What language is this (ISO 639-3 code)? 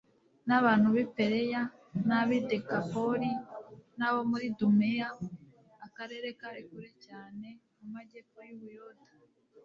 kin